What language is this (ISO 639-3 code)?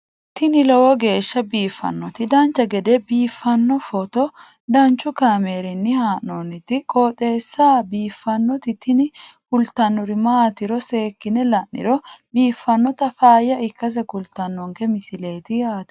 sid